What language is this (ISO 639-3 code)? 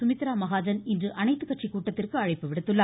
tam